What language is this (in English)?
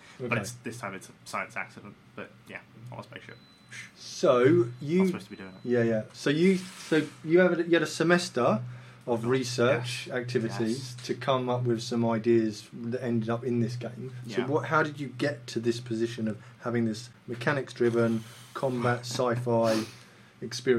English